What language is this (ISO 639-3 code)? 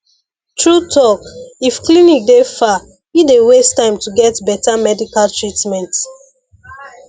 pcm